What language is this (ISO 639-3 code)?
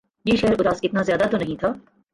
urd